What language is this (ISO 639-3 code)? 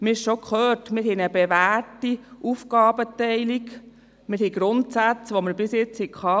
gsw